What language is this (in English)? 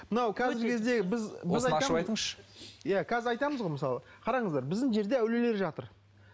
Kazakh